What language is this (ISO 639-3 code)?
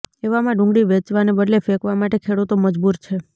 guj